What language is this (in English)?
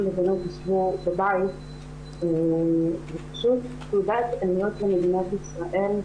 Hebrew